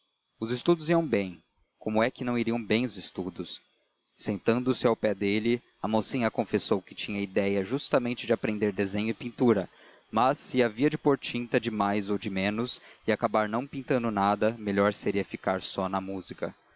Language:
Portuguese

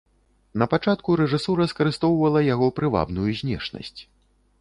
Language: Belarusian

